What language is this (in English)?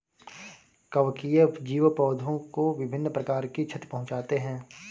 Hindi